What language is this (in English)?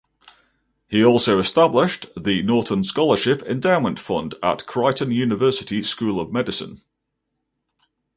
English